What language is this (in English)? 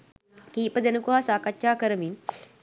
Sinhala